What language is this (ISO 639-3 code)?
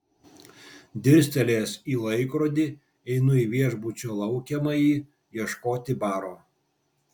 lit